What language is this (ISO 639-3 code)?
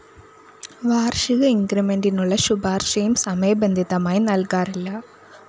mal